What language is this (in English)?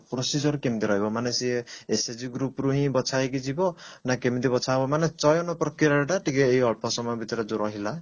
Odia